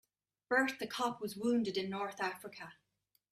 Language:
English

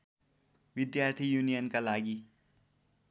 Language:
Nepali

